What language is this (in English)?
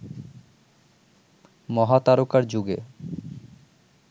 Bangla